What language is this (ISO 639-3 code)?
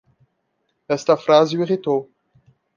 por